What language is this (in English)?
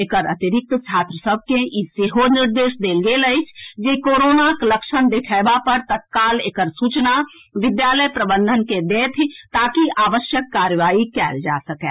Maithili